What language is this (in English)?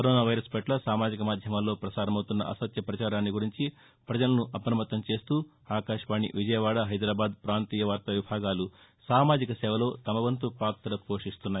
Telugu